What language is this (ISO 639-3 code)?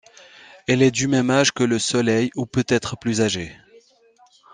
fra